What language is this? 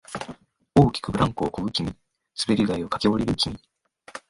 Japanese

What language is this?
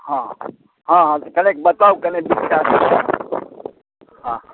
Maithili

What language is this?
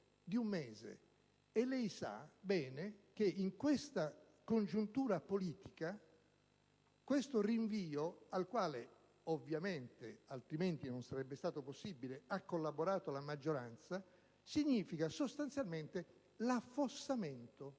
Italian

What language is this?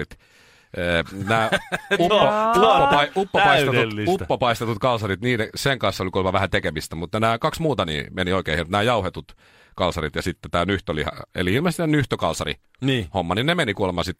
Finnish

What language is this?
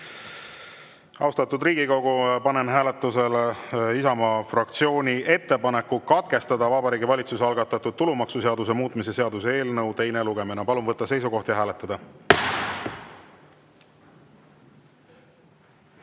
Estonian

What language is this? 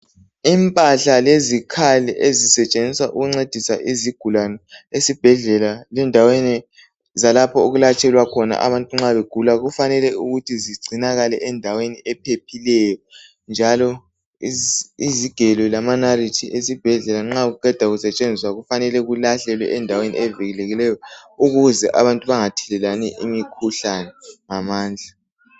North Ndebele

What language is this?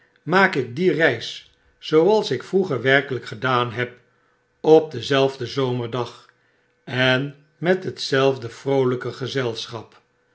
Dutch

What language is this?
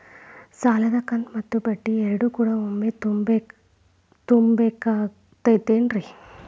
Kannada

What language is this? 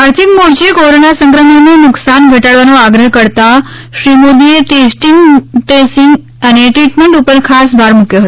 Gujarati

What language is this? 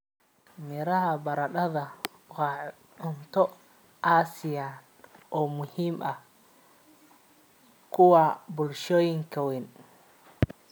Somali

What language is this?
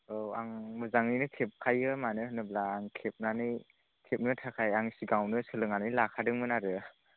Bodo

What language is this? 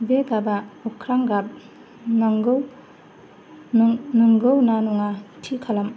Bodo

